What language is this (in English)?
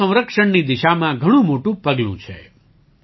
Gujarati